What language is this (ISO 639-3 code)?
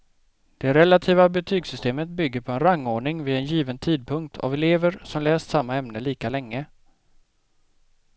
swe